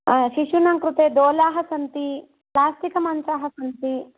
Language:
Sanskrit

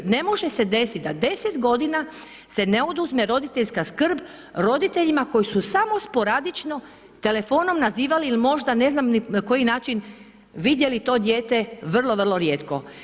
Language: Croatian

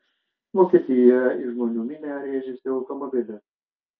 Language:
Lithuanian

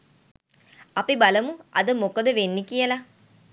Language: Sinhala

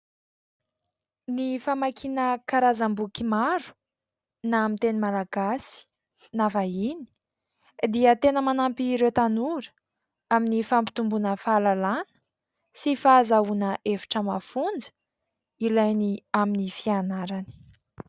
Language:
Malagasy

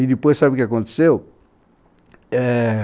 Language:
Portuguese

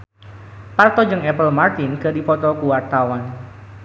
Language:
Sundanese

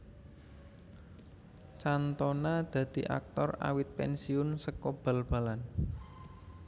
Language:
Javanese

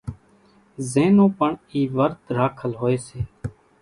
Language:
Kachi Koli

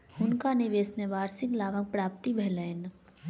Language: Maithili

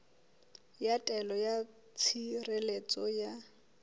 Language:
Southern Sotho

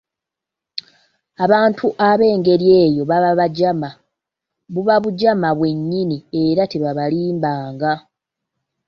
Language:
Ganda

